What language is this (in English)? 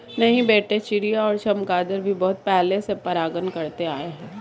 Hindi